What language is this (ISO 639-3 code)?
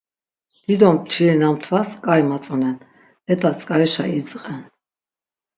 lzz